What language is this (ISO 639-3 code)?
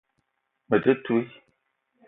eto